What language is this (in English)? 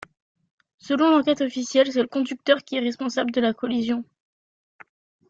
French